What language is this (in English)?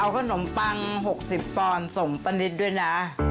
Thai